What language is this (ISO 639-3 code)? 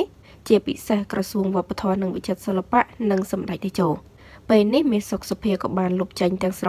tha